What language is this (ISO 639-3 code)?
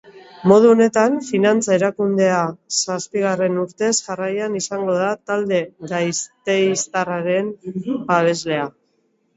eus